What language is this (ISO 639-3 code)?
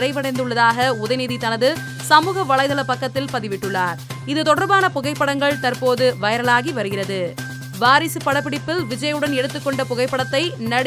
tam